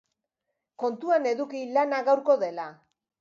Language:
Basque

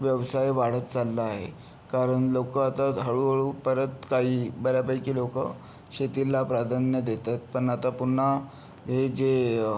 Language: Marathi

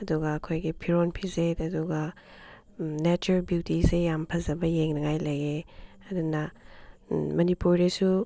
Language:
Manipuri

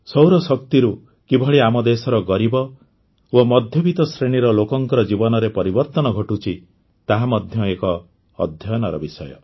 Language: Odia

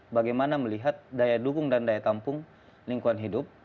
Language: Indonesian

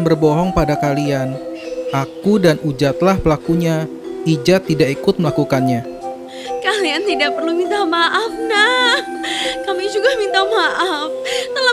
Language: Indonesian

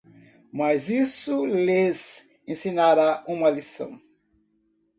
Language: Portuguese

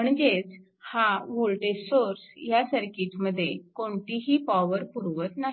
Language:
Marathi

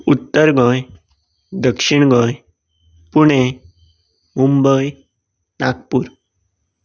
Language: Konkani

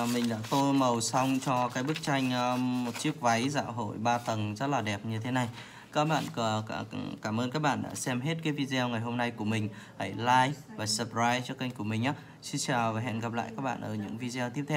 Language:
Vietnamese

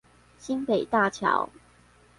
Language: Chinese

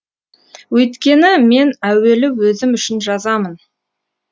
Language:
Kazakh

